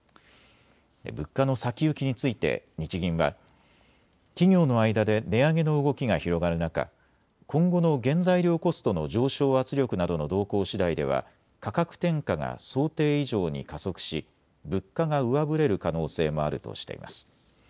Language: Japanese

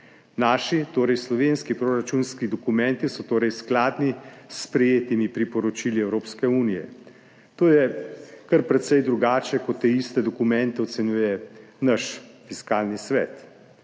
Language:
Slovenian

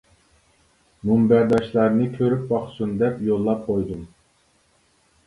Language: Uyghur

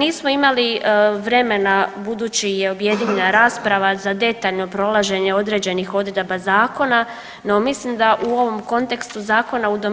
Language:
Croatian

